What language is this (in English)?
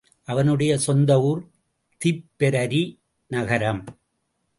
Tamil